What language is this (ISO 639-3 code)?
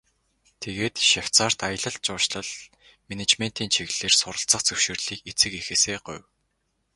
mon